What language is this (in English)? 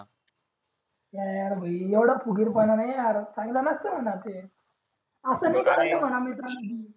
Marathi